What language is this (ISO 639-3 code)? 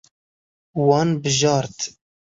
kur